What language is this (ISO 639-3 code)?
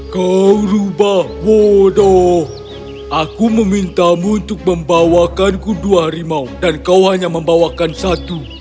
ind